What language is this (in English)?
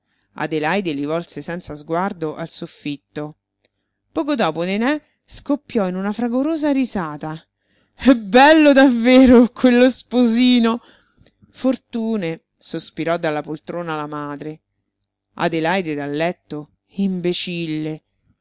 Italian